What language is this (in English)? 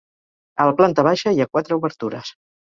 Catalan